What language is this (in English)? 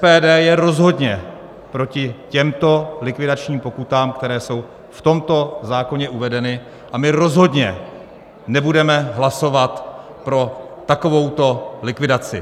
Czech